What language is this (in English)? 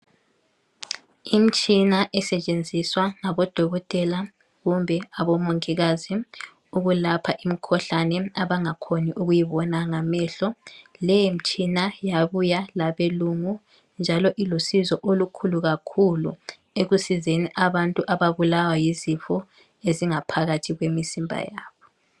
North Ndebele